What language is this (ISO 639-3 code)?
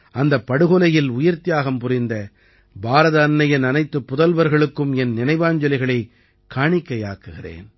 tam